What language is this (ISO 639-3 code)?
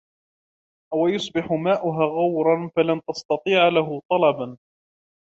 ara